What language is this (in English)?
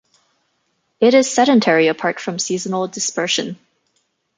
English